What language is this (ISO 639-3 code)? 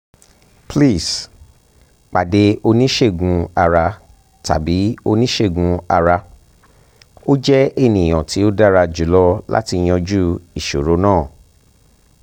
yor